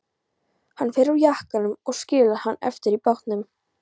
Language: Icelandic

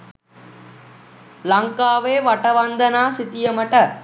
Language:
Sinhala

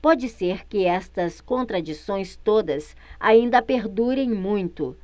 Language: Portuguese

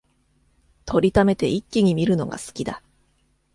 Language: Japanese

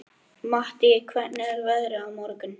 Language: Icelandic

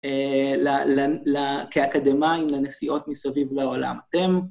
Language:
Hebrew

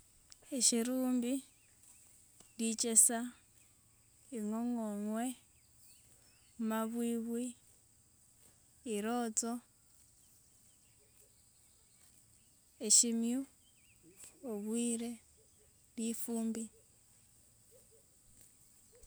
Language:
Wanga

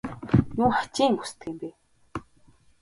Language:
Mongolian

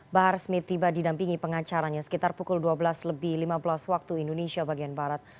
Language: Indonesian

